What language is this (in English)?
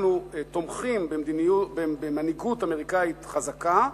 Hebrew